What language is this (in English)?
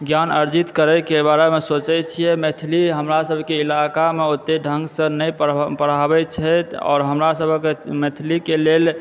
Maithili